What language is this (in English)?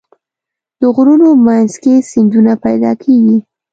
Pashto